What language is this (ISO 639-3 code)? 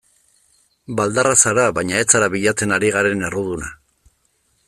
eus